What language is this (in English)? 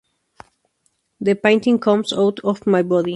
Spanish